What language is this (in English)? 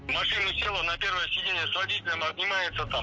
Kazakh